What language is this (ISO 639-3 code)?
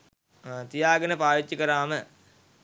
sin